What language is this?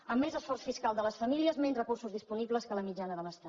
Catalan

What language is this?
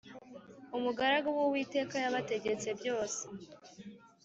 Kinyarwanda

